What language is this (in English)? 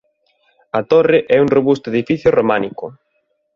Galician